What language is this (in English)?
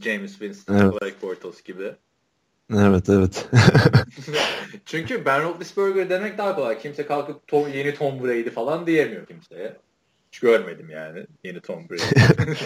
Turkish